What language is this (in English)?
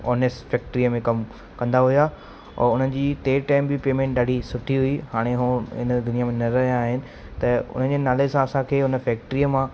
Sindhi